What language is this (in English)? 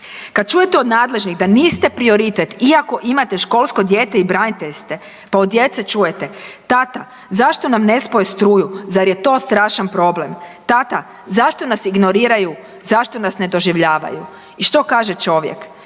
Croatian